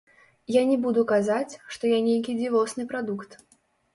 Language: Belarusian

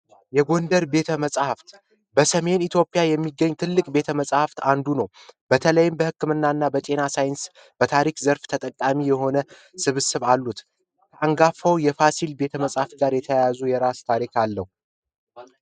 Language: Amharic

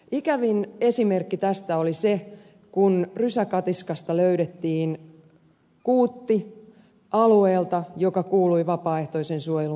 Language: Finnish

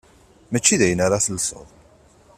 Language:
Kabyle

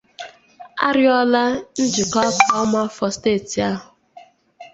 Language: Igbo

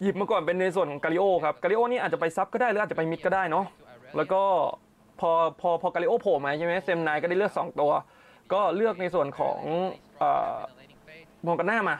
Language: Thai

